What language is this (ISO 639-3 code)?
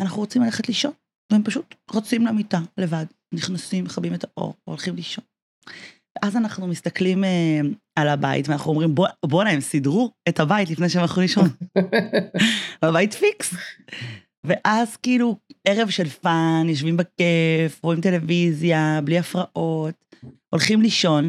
heb